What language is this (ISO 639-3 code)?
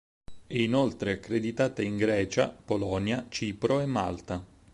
ita